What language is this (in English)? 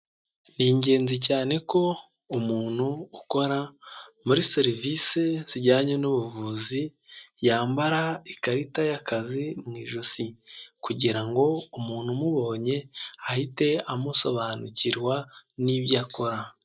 Kinyarwanda